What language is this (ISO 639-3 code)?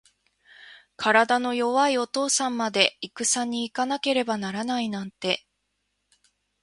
jpn